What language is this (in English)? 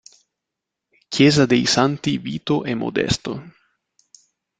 Italian